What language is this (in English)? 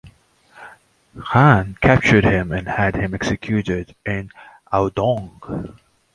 English